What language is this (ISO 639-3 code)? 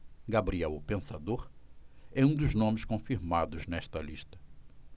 por